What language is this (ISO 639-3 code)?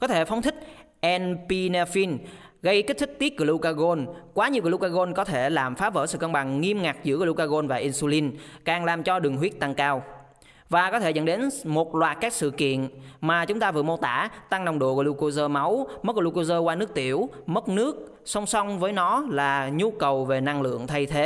vie